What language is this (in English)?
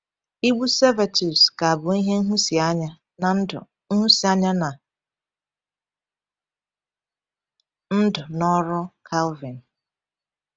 Igbo